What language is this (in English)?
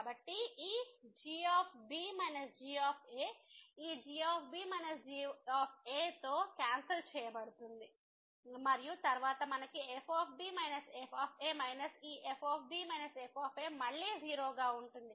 Telugu